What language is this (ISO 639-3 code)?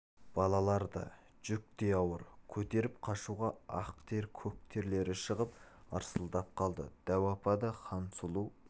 kaz